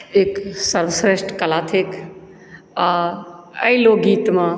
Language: Maithili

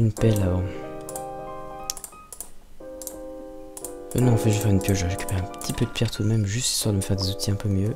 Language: French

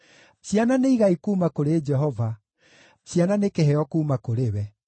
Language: Kikuyu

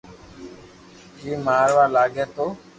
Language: Loarki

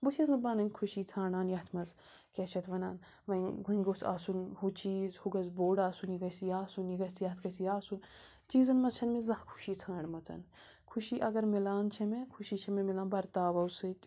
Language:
Kashmiri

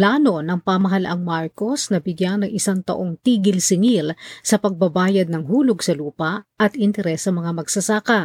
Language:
Filipino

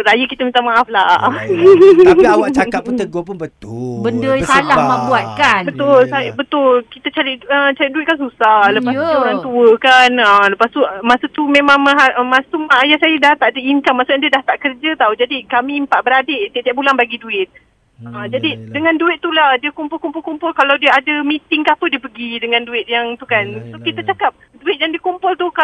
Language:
Malay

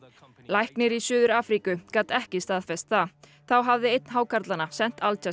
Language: Icelandic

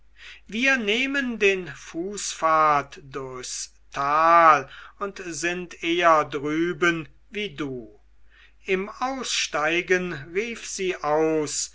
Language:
German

